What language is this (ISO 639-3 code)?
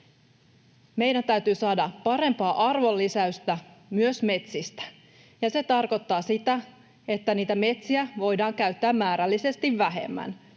fin